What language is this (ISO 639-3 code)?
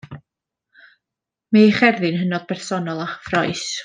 cym